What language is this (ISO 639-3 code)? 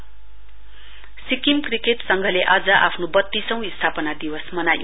nep